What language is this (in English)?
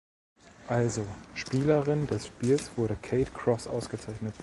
German